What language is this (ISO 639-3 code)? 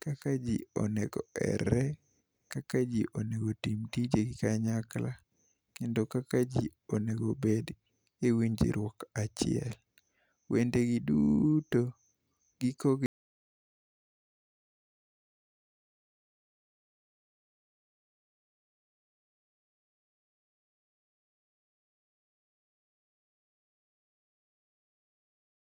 luo